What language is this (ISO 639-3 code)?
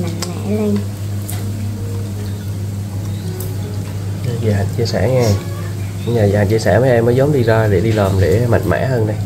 vie